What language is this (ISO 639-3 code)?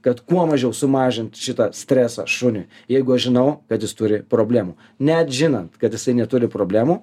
lit